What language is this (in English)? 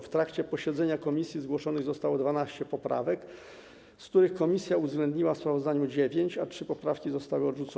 Polish